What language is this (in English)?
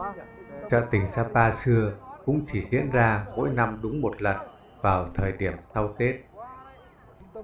Vietnamese